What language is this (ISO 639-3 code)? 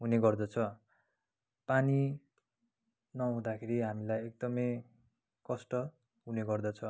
nep